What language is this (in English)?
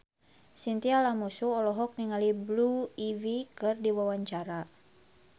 Sundanese